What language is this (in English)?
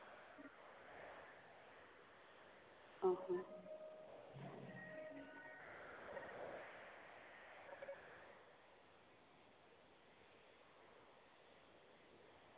Santali